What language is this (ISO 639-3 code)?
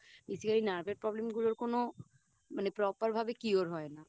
ben